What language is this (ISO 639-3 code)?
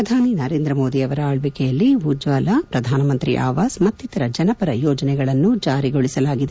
kan